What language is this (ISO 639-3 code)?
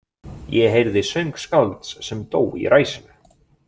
isl